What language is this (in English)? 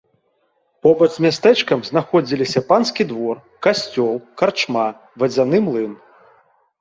Belarusian